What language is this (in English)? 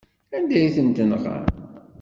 Kabyle